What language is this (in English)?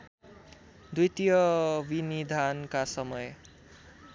Nepali